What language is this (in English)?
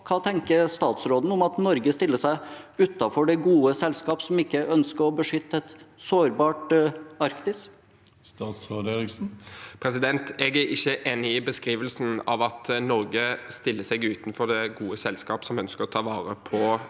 Norwegian